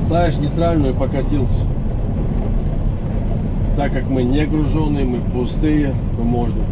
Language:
Russian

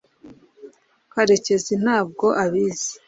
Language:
Kinyarwanda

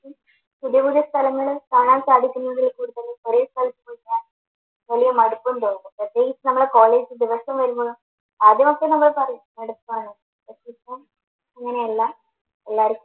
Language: Malayalam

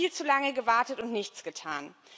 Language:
German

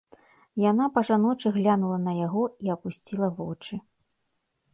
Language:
Belarusian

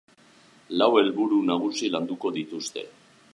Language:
Basque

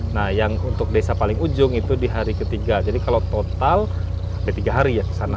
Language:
Indonesian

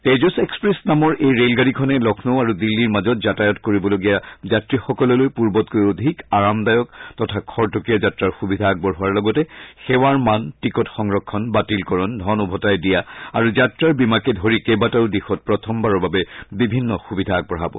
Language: Assamese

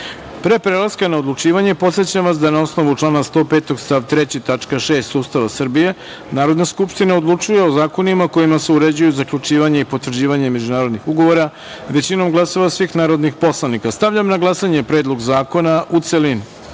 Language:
Serbian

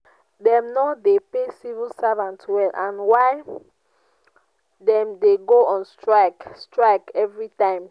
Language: Nigerian Pidgin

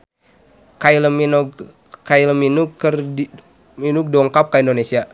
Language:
Sundanese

